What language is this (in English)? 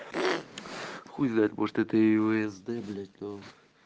Russian